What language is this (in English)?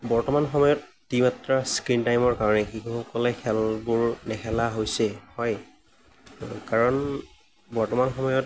Assamese